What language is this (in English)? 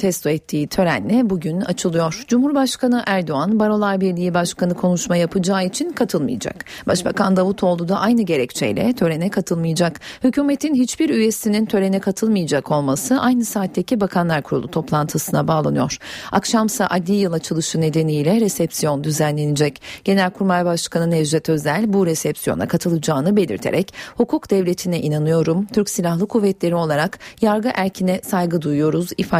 Turkish